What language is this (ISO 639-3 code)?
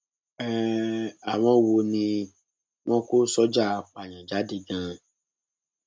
yor